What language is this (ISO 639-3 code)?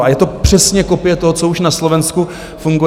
ces